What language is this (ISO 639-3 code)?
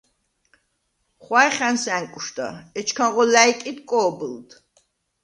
sva